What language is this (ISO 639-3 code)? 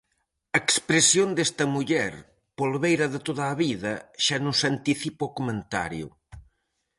glg